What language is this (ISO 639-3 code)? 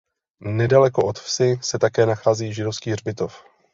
ces